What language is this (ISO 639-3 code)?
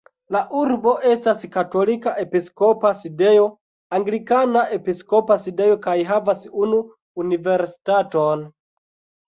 epo